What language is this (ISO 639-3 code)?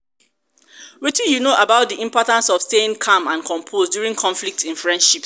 pcm